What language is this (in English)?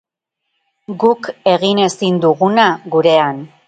Basque